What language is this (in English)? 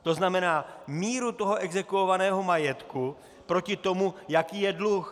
Czech